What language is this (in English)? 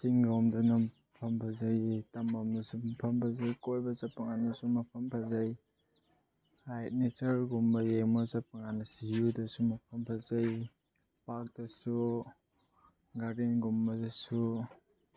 Manipuri